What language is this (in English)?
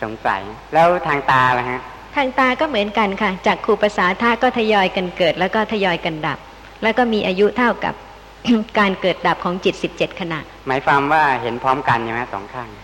Thai